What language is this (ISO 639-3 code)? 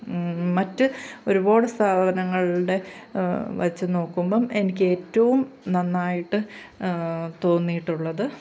mal